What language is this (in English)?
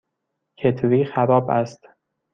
Persian